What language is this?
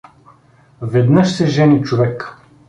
Bulgarian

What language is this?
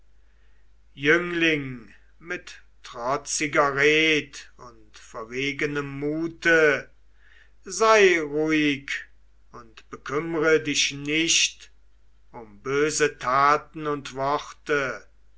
German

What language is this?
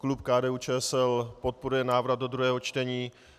Czech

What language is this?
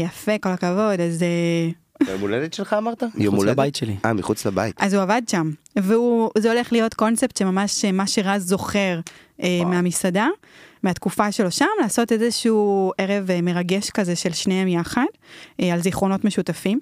Hebrew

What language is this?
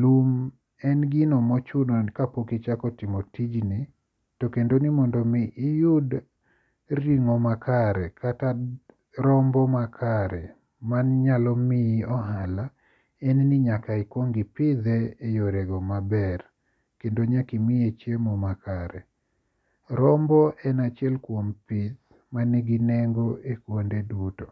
Luo (Kenya and Tanzania)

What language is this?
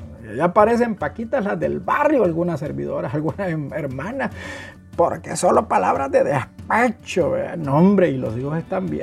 Spanish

